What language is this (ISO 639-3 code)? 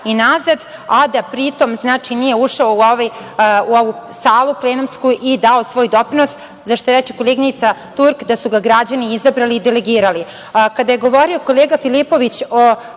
srp